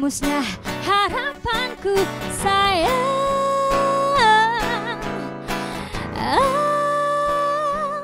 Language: Indonesian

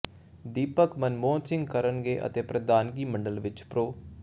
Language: Punjabi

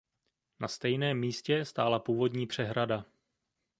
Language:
Czech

